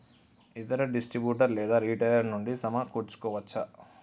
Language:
Telugu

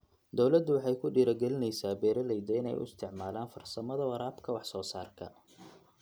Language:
Somali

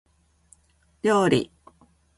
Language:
Japanese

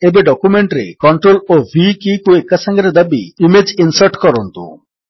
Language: Odia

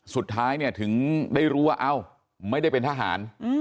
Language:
Thai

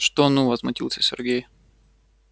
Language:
Russian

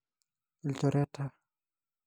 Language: Masai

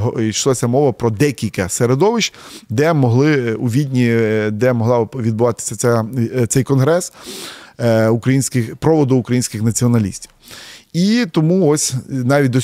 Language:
Ukrainian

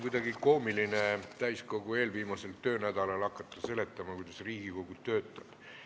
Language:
Estonian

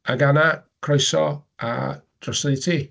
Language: Welsh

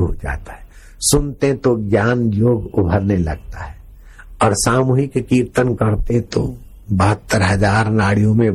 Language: Hindi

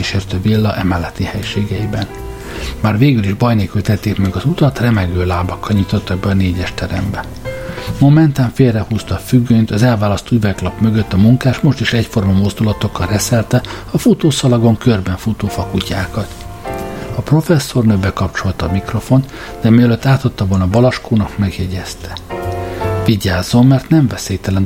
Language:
Hungarian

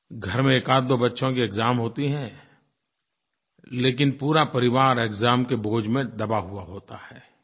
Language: Hindi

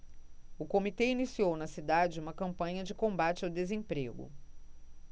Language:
Portuguese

